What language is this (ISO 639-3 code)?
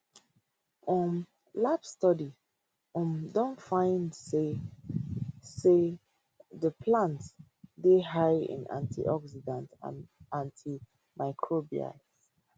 pcm